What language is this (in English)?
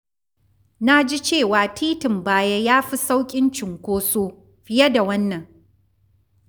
Hausa